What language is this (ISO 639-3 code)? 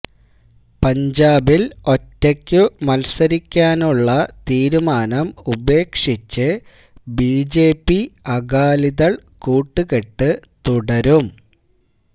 mal